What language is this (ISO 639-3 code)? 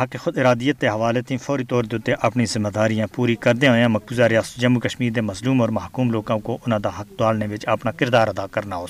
urd